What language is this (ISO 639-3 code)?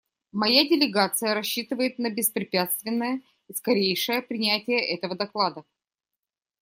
rus